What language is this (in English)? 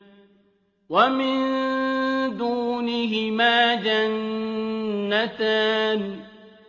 Arabic